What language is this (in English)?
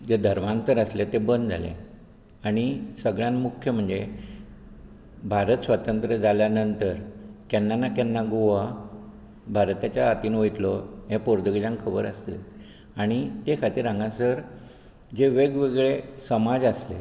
Konkani